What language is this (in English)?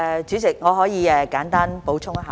Cantonese